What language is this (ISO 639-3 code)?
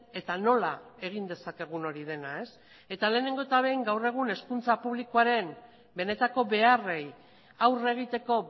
eus